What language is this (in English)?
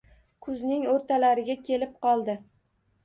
Uzbek